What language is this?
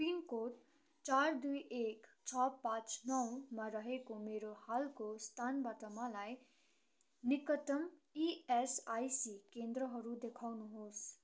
Nepali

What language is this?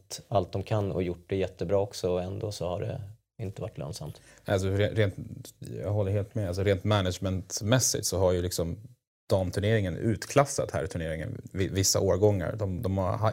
Swedish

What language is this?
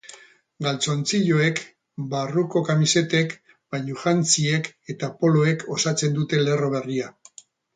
Basque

